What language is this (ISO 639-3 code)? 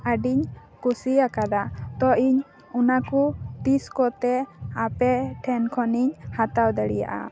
sat